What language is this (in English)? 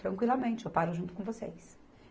Portuguese